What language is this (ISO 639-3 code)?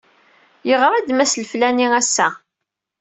kab